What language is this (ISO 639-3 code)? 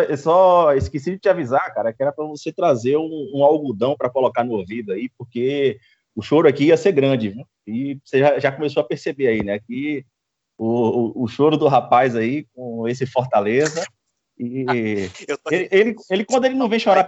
por